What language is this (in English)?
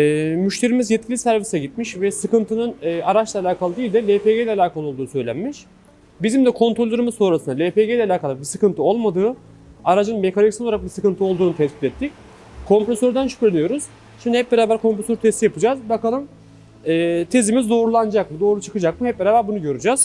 Turkish